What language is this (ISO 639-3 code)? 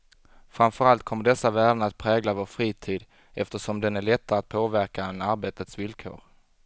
swe